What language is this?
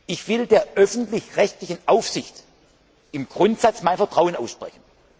German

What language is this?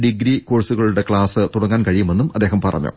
Malayalam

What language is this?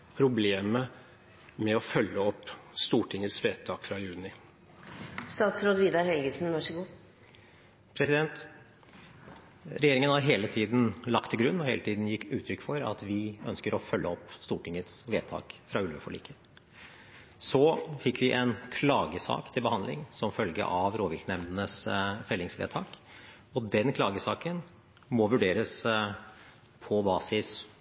Norwegian Bokmål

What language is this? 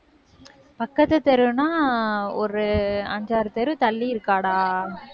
Tamil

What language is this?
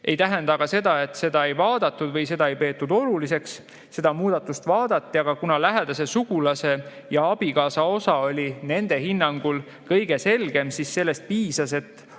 Estonian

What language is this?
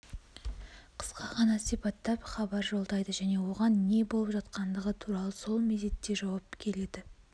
Kazakh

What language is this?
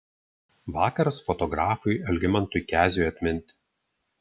Lithuanian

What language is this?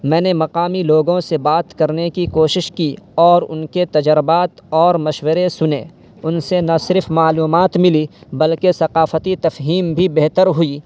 Urdu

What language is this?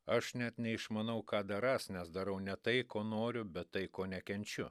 Lithuanian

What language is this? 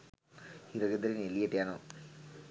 Sinhala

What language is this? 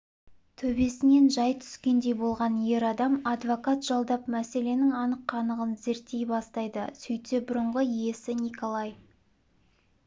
Kazakh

